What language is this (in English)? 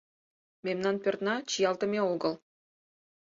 Mari